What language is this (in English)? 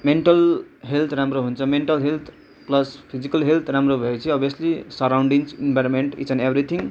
Nepali